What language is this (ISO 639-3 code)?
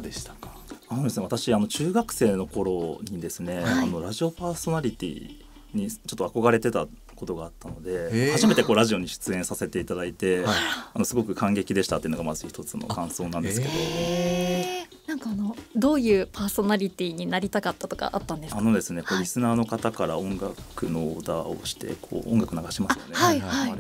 jpn